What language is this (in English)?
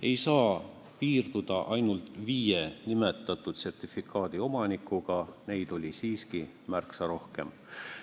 Estonian